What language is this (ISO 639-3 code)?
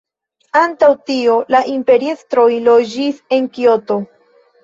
epo